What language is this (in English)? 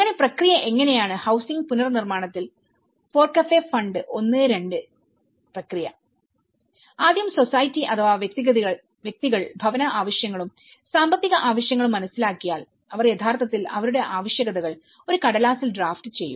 Malayalam